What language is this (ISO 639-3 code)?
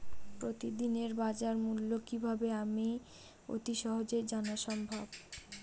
ben